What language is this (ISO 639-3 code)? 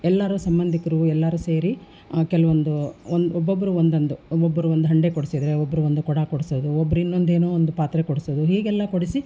kan